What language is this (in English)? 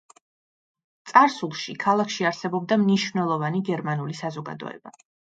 Georgian